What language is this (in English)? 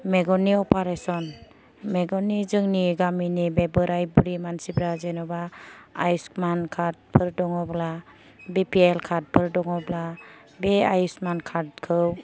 Bodo